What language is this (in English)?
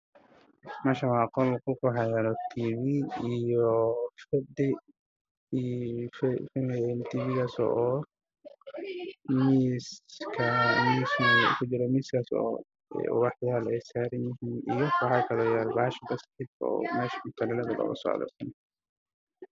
Somali